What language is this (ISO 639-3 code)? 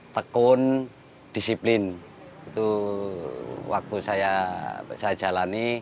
ind